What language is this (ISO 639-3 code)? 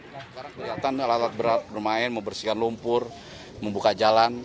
ind